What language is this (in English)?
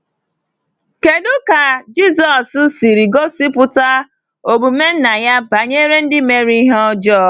Igbo